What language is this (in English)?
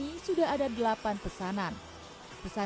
Indonesian